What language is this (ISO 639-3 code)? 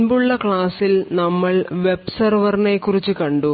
mal